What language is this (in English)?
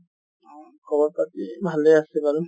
Assamese